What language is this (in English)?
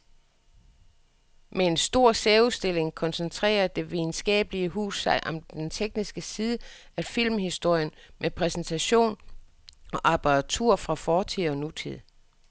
Danish